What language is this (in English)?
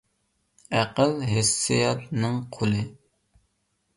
Uyghur